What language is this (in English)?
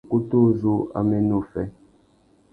Tuki